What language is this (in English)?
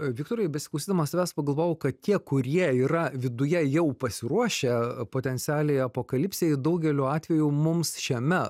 Lithuanian